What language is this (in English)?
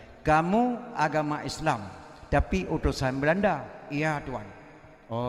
Malay